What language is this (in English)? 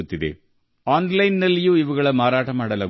Kannada